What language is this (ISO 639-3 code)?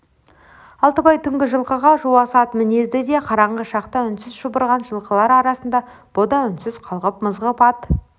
kaz